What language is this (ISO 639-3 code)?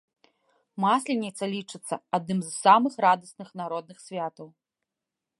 bel